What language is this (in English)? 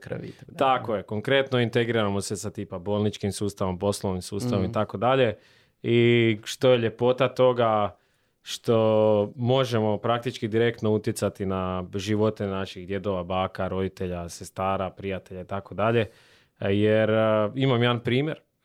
Croatian